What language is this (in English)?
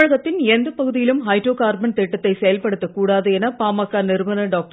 Tamil